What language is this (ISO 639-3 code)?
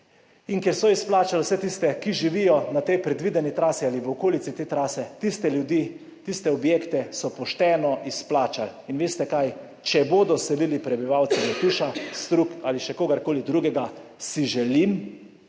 slv